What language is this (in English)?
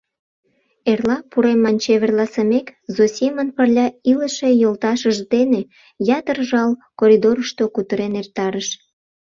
Mari